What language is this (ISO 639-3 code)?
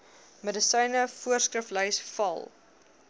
afr